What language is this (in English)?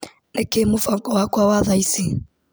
Kikuyu